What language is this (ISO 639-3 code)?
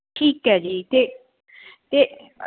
pan